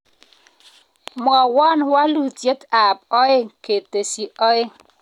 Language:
Kalenjin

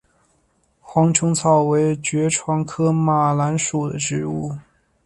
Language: Chinese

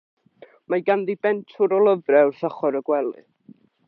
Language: Welsh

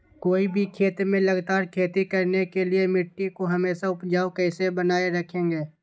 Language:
Magahi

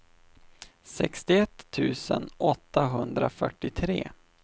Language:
Swedish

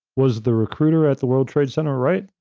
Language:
English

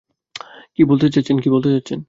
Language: Bangla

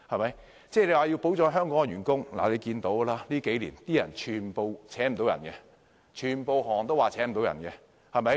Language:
Cantonese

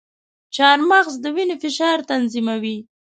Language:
Pashto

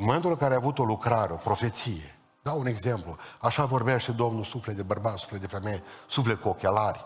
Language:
Romanian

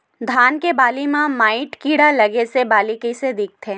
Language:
Chhattisgarhi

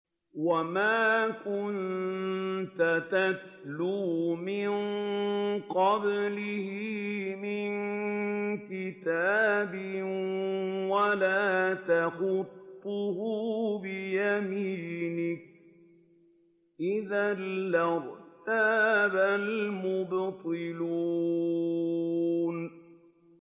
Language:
Arabic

